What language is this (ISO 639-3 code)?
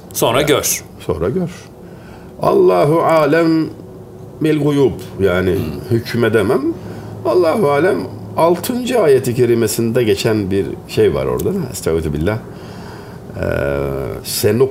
tur